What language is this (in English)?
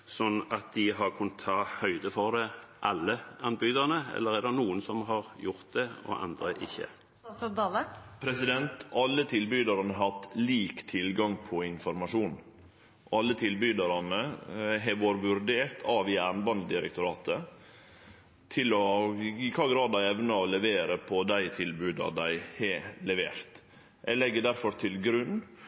Norwegian